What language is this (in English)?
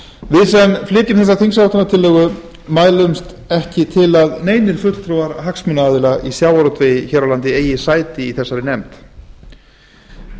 Icelandic